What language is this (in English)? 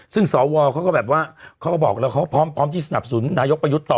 Thai